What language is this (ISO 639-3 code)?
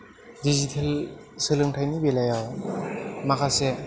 brx